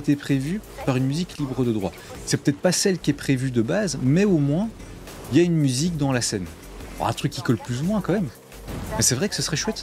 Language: French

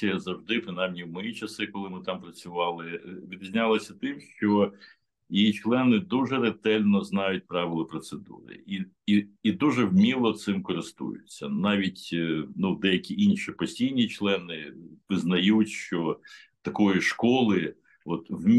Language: Ukrainian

